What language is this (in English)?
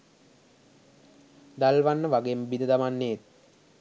Sinhala